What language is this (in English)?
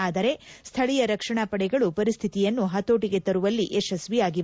Kannada